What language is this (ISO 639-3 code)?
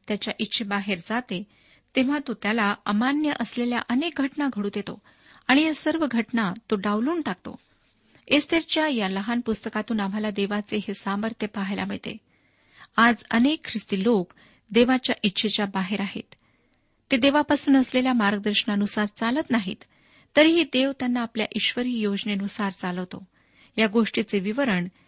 mar